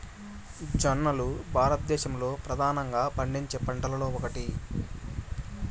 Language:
Telugu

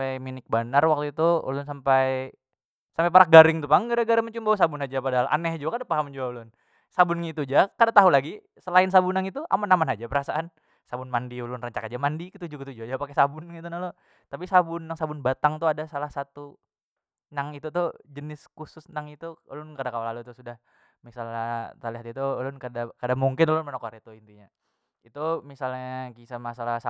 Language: Banjar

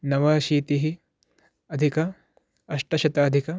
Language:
Sanskrit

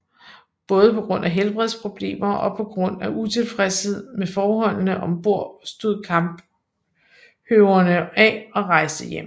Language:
Danish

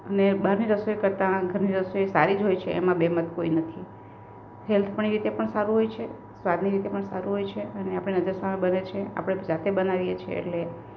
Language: Gujarati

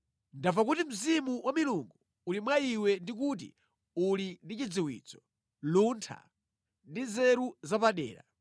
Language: Nyanja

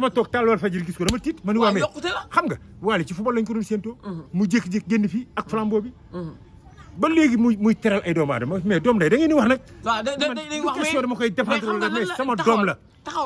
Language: Arabic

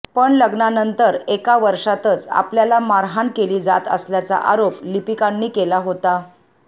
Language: Marathi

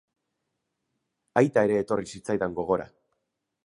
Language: Basque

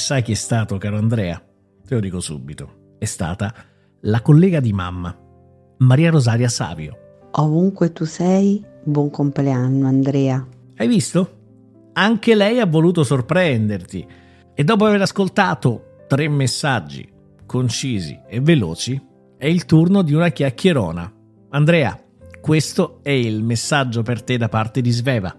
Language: Italian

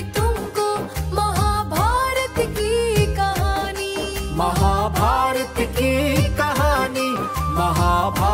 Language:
Hindi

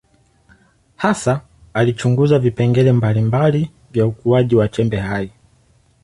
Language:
Swahili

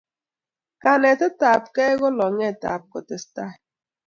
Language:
Kalenjin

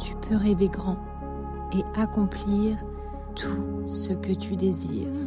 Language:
French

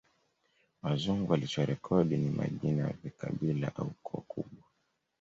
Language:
Swahili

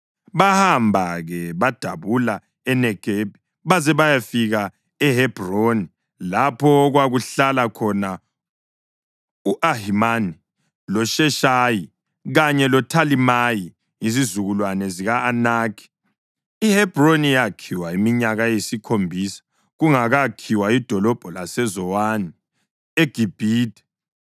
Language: North Ndebele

